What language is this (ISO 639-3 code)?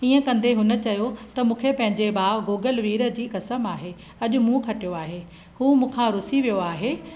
snd